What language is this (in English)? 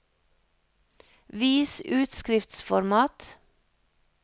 Norwegian